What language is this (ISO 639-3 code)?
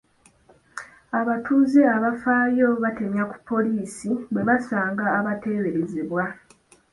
lug